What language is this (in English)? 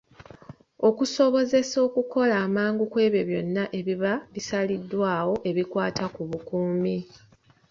Ganda